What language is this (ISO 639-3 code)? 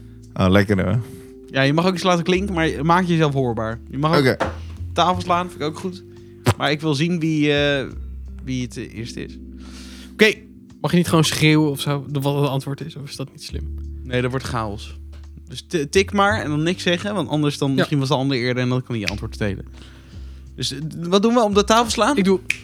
nld